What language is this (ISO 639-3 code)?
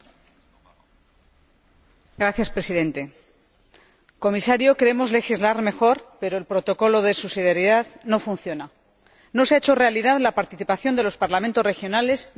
spa